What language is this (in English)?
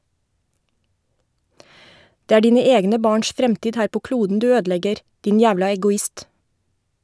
Norwegian